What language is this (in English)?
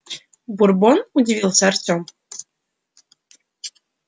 Russian